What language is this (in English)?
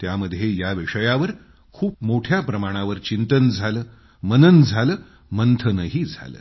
Marathi